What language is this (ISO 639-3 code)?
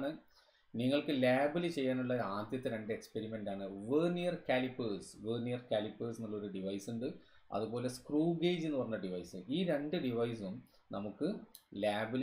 mal